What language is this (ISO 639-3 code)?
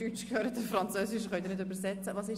gsw